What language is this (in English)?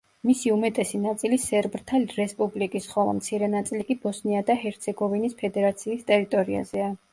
Georgian